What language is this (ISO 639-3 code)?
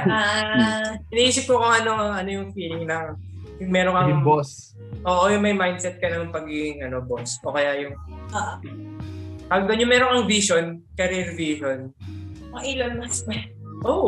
fil